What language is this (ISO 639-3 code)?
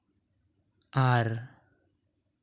sat